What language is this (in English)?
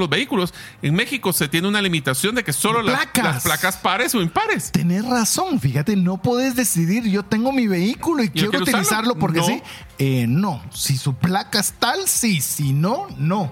Spanish